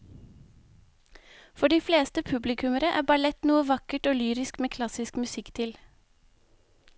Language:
Norwegian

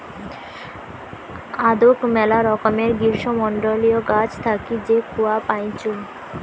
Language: Bangla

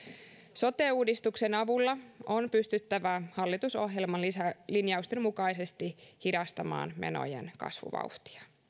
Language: Finnish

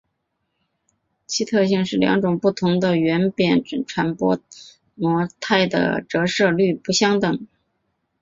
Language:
Chinese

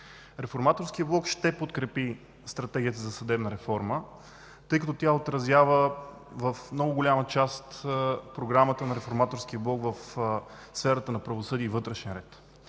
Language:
Bulgarian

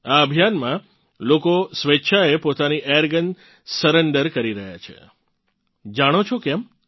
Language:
Gujarati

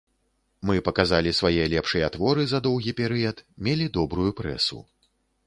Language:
Belarusian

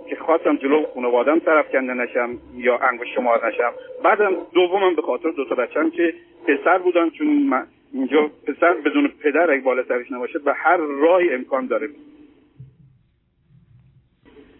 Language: Persian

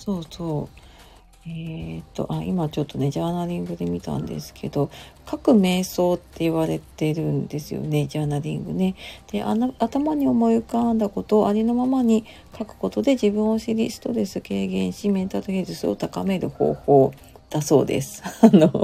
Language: Japanese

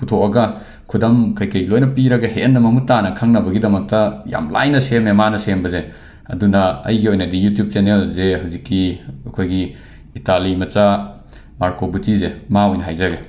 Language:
Manipuri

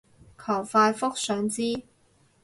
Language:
Cantonese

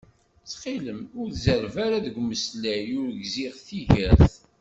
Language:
Kabyle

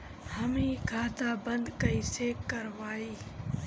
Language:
Bhojpuri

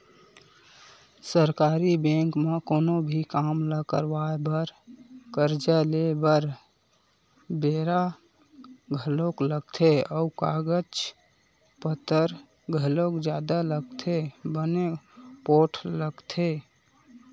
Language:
Chhattisgarhi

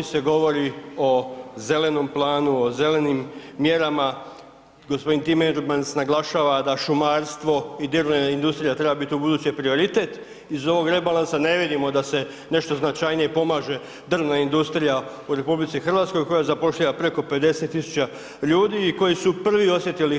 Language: Croatian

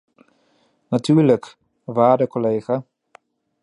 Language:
Dutch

